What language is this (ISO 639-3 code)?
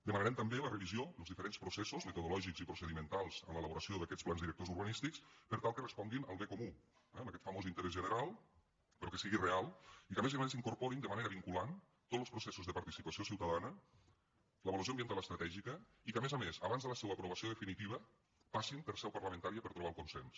cat